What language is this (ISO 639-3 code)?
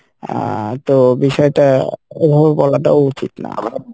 ben